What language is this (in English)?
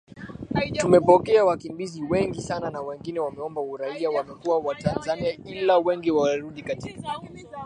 Swahili